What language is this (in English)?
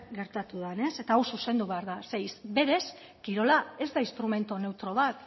Basque